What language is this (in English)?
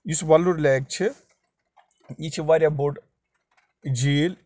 Kashmiri